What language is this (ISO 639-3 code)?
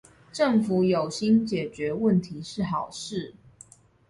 zho